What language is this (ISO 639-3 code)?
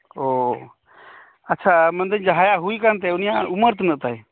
sat